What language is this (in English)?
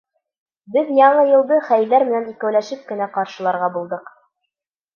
Bashkir